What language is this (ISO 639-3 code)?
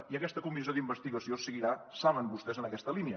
cat